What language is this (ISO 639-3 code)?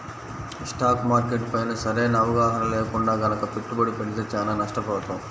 tel